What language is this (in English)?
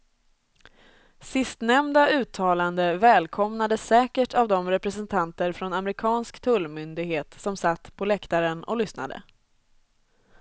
Swedish